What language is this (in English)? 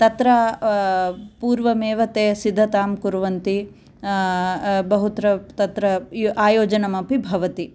Sanskrit